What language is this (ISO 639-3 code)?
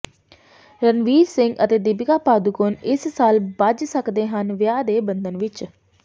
pan